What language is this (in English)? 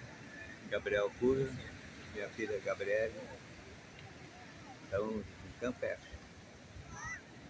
Portuguese